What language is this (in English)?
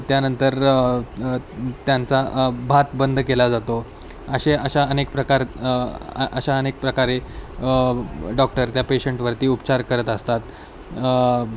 Marathi